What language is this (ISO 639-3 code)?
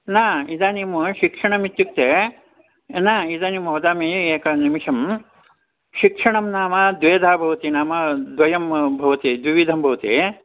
san